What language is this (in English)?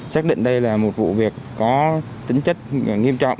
Vietnamese